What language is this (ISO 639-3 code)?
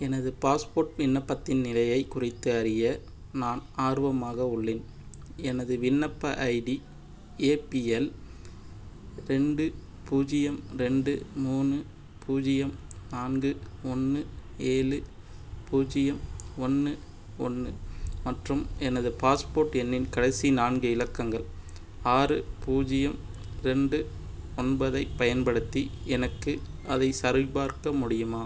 tam